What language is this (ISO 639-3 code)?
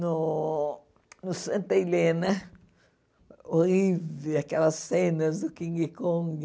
por